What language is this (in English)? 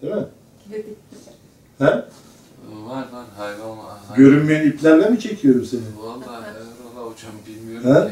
Turkish